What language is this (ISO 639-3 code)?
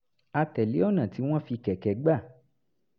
yor